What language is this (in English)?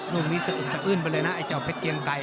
Thai